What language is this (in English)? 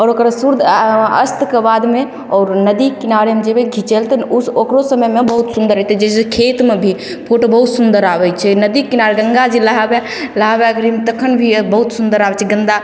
Maithili